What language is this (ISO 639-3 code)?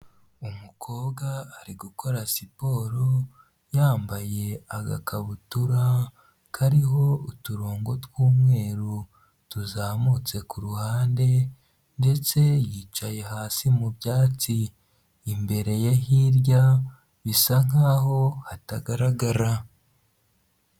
kin